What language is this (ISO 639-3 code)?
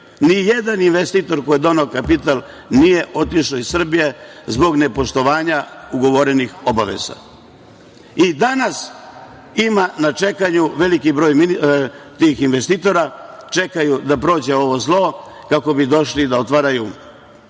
srp